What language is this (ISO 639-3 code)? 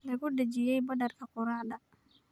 som